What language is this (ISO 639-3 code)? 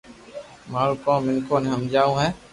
lrk